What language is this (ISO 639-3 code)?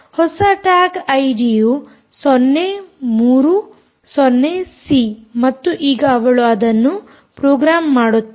kan